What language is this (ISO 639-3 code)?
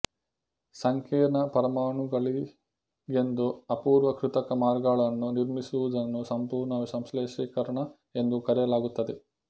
kan